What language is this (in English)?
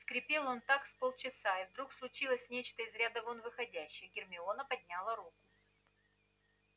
Russian